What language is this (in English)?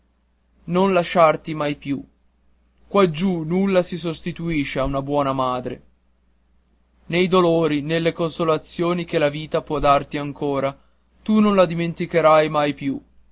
Italian